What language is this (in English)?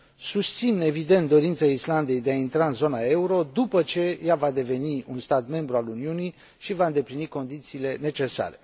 Romanian